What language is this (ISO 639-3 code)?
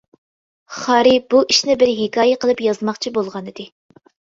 uig